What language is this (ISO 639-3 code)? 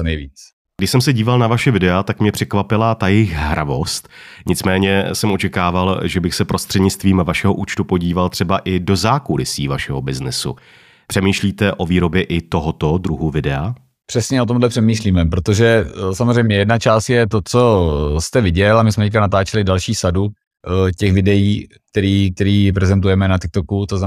ces